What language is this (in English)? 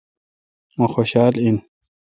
Kalkoti